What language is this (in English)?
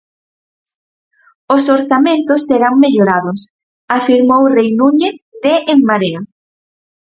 Galician